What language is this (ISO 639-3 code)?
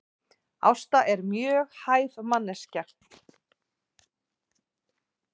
isl